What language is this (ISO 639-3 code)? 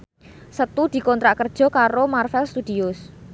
jav